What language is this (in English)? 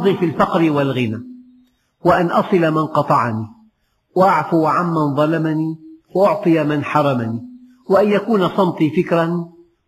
Arabic